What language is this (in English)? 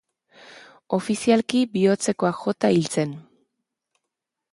Basque